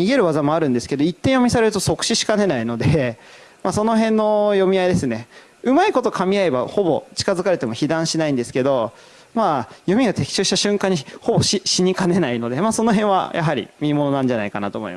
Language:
Japanese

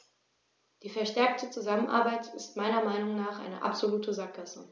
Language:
German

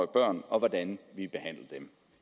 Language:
Danish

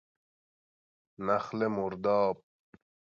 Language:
Persian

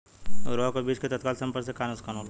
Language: Bhojpuri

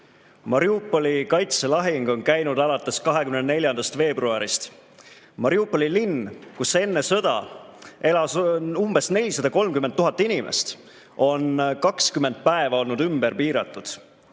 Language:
Estonian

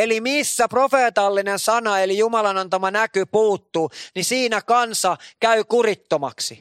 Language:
Finnish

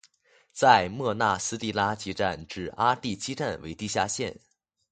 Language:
Chinese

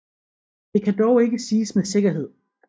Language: Danish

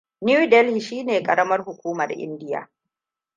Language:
Hausa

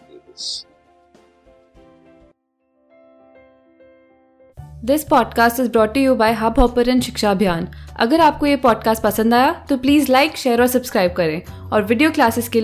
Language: Hindi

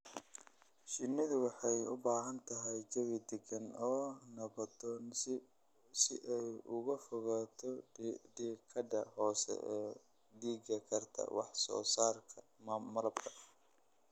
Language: Somali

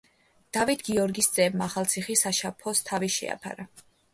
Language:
Georgian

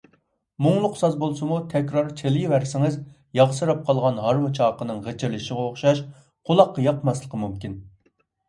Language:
Uyghur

